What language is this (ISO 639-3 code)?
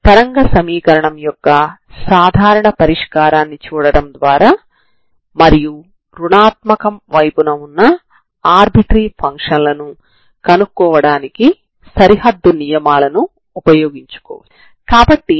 tel